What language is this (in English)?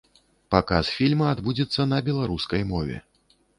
Belarusian